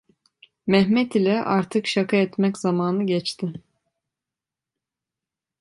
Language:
Turkish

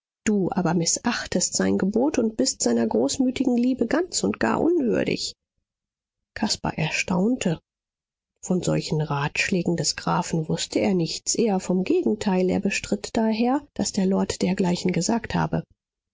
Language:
German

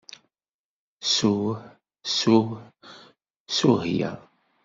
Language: Kabyle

